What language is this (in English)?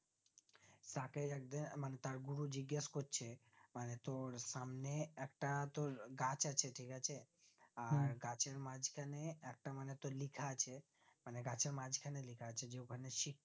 Bangla